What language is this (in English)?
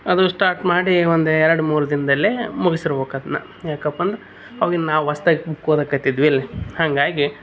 Kannada